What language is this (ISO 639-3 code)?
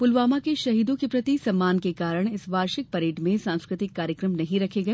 hin